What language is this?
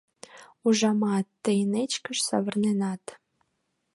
Mari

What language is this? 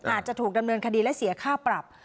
Thai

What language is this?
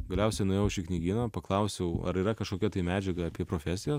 Lithuanian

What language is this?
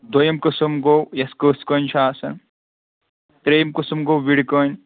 Kashmiri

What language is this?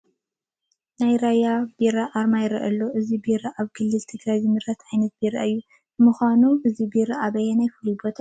Tigrinya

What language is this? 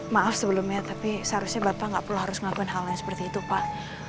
Indonesian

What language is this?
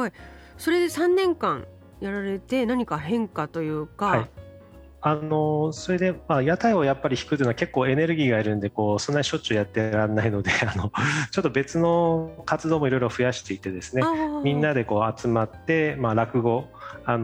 Japanese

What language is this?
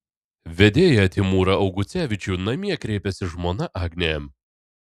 Lithuanian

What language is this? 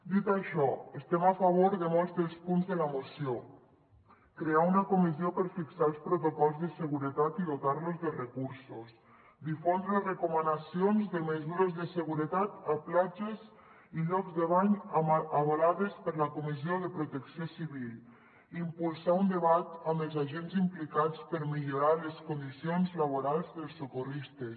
Catalan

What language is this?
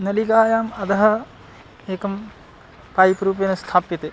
Sanskrit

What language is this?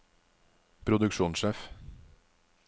Norwegian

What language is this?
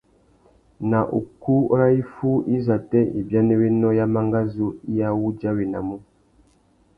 Tuki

